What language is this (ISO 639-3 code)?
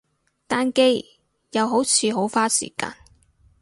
yue